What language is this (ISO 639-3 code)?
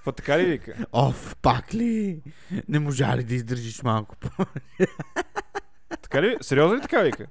bul